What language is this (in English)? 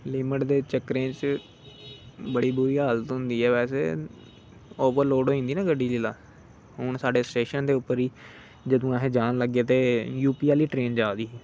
Dogri